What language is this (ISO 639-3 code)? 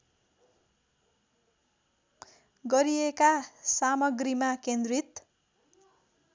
nep